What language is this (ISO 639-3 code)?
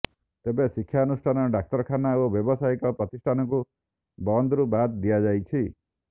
ori